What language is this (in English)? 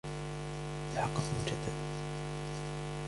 Arabic